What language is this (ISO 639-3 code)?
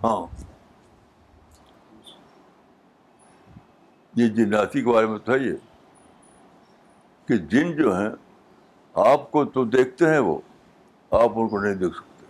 urd